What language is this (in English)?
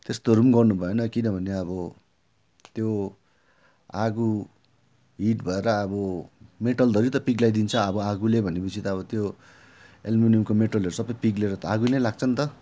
Nepali